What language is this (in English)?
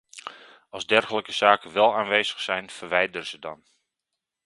Dutch